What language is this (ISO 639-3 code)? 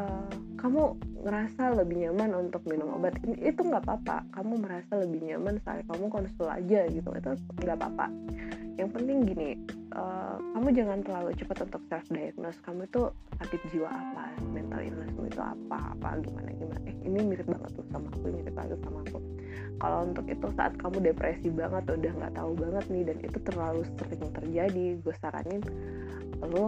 ind